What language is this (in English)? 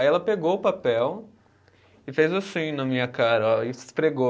Portuguese